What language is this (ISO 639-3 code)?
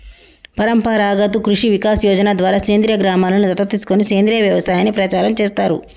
tel